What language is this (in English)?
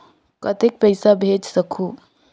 Chhattisgarhi